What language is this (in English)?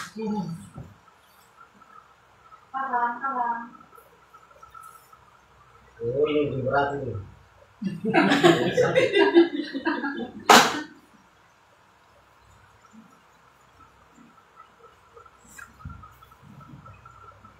Indonesian